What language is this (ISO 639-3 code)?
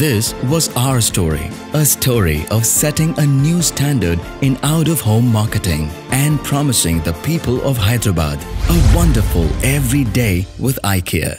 eng